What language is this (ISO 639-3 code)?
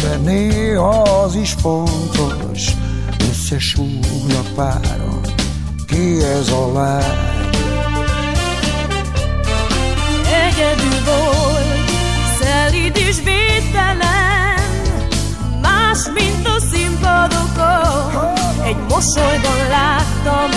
hun